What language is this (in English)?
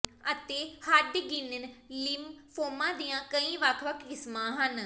Punjabi